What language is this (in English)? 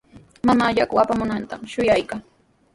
Sihuas Ancash Quechua